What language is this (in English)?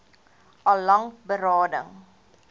Afrikaans